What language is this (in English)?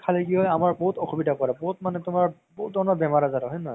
Assamese